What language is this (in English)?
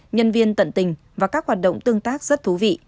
Vietnamese